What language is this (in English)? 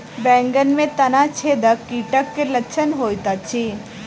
Maithili